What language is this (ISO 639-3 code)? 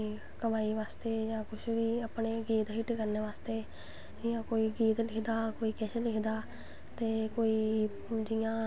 doi